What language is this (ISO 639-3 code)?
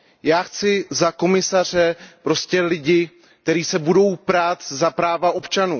ces